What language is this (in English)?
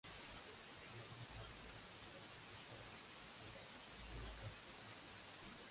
Spanish